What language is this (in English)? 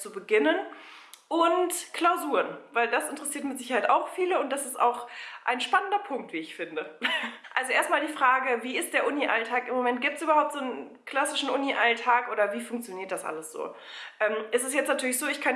German